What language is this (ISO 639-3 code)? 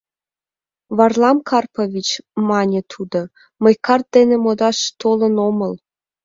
chm